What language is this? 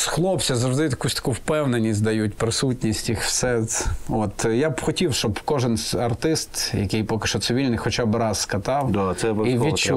Ukrainian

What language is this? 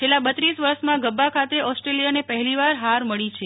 Gujarati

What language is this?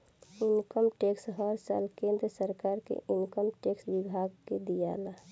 Bhojpuri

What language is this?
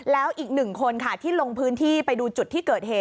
Thai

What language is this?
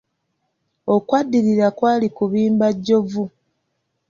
Ganda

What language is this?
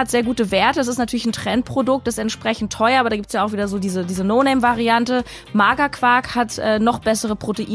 German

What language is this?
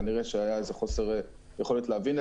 Hebrew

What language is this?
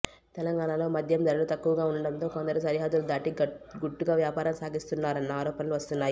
Telugu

